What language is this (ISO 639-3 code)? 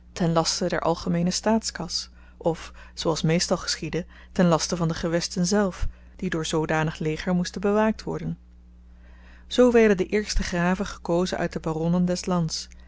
nld